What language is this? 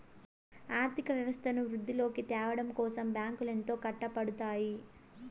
Telugu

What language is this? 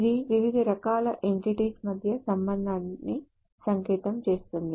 Telugu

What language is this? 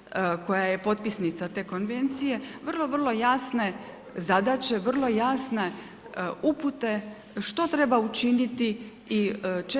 Croatian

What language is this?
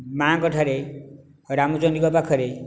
Odia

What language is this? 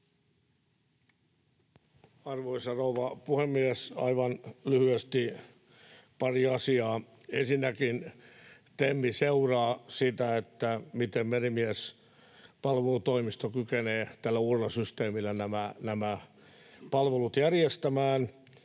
Finnish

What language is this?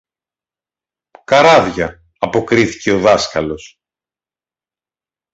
Greek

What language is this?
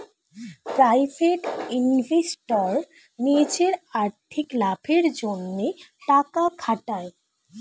Bangla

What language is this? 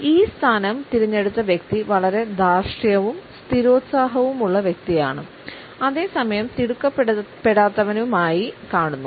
Malayalam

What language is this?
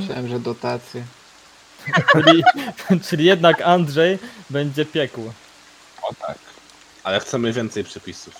Polish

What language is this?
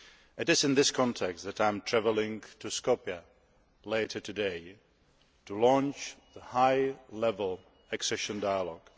English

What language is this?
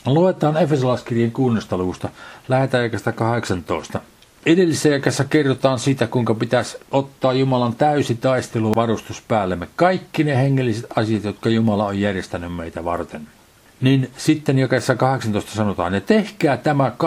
Finnish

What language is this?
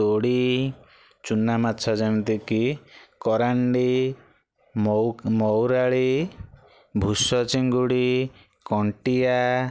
Odia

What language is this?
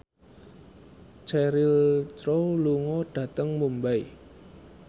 Javanese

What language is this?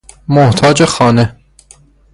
Persian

